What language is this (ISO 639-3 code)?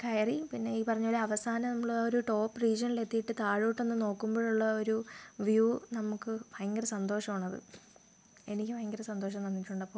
mal